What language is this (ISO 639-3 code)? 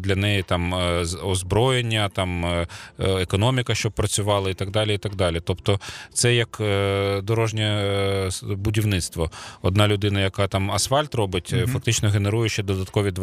ukr